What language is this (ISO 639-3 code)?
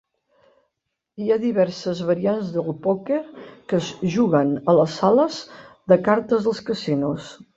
cat